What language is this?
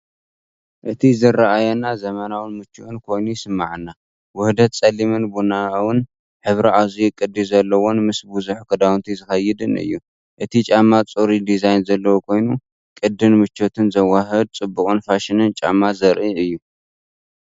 Tigrinya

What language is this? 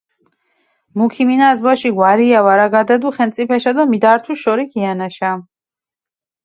Mingrelian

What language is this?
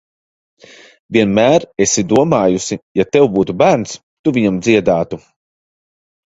Latvian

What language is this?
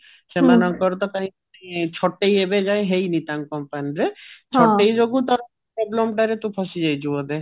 Odia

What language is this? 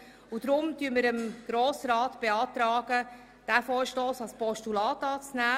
Swiss German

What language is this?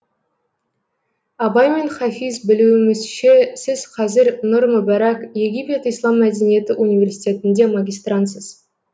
Kazakh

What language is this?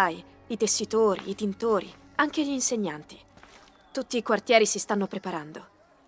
Italian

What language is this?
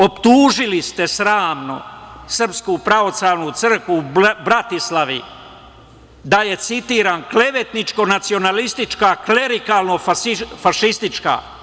Serbian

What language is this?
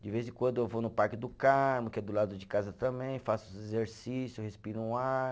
Portuguese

